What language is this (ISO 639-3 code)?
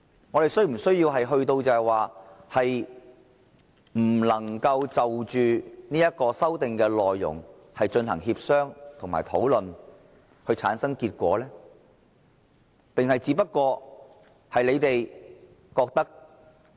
yue